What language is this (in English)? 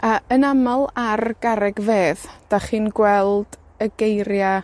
Welsh